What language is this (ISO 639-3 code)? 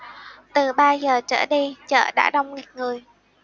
vie